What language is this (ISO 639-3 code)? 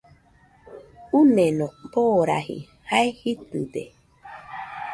hux